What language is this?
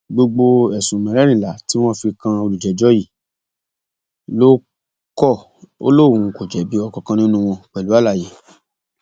Yoruba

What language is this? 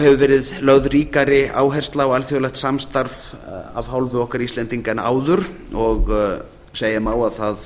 Icelandic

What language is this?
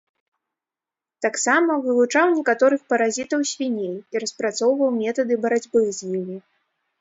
Belarusian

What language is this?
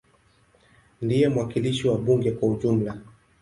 Swahili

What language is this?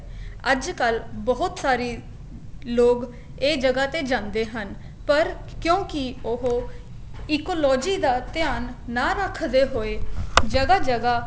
Punjabi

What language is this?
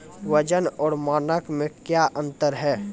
Maithili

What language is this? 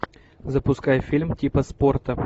Russian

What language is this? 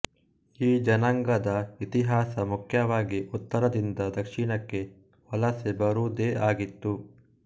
Kannada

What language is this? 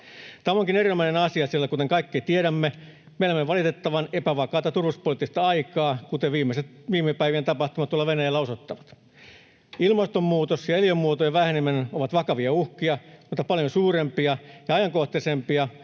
Finnish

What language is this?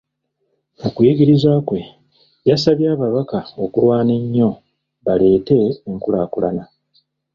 Ganda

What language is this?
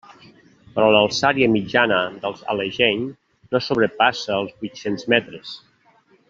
Catalan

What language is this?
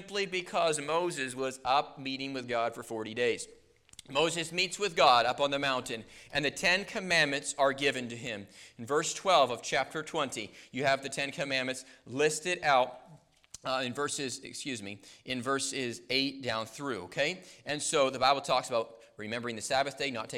English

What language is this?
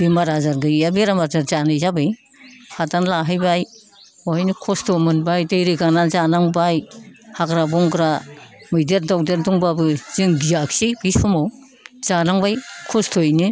Bodo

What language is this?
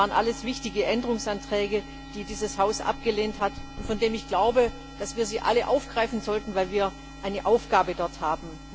German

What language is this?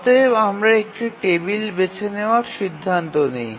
Bangla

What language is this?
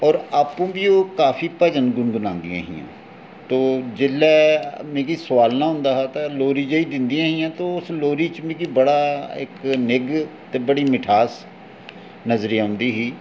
Dogri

